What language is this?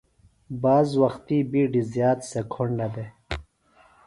Phalura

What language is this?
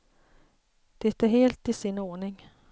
Swedish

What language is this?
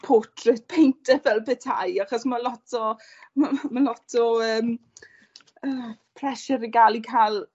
Welsh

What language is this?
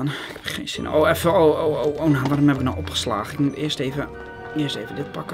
Dutch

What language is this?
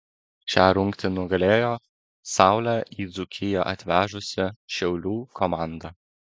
Lithuanian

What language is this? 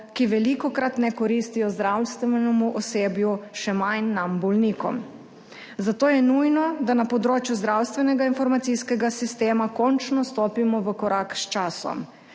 Slovenian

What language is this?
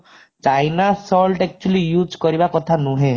Odia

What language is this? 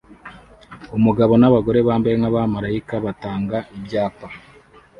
Kinyarwanda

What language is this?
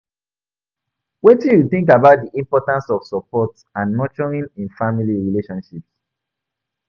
Nigerian Pidgin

